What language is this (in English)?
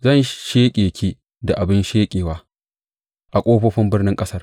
Hausa